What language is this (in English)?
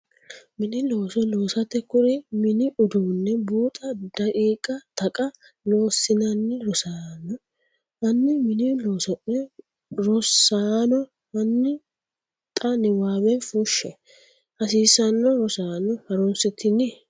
Sidamo